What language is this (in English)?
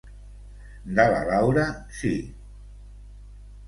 Catalan